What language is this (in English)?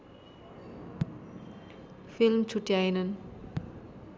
Nepali